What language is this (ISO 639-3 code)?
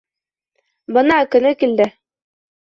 bak